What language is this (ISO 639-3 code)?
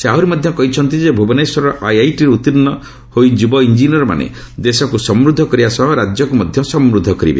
ori